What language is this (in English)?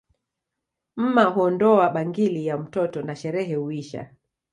Swahili